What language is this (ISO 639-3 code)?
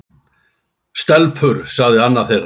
isl